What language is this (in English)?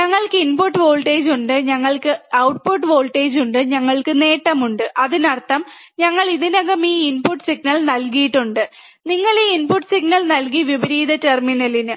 Malayalam